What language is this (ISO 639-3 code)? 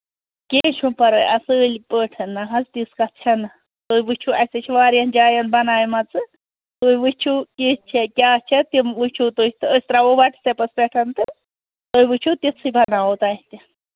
kas